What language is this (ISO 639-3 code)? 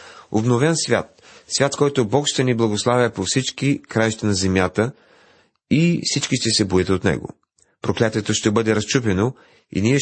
bul